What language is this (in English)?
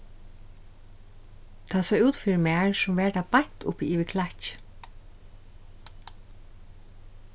Faroese